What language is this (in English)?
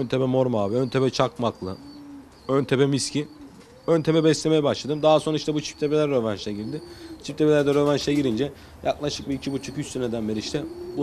Turkish